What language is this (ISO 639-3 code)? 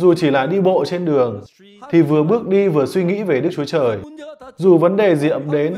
vie